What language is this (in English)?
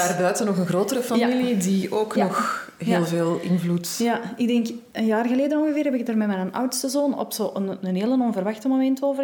Dutch